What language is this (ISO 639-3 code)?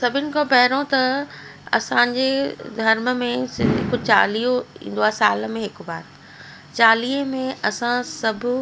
snd